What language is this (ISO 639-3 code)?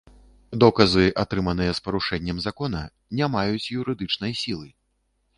bel